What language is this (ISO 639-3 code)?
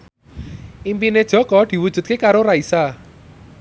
jav